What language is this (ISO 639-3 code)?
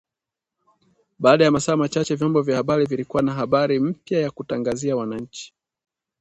swa